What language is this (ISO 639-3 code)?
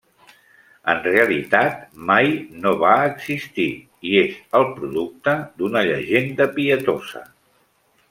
cat